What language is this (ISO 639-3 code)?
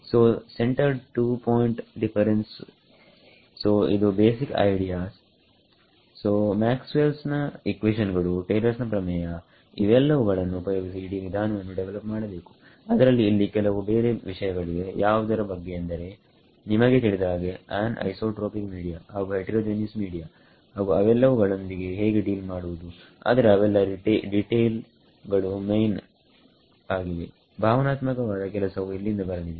kan